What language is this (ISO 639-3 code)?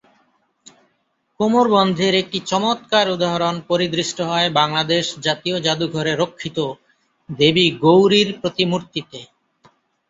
ben